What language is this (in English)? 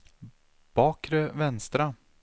Swedish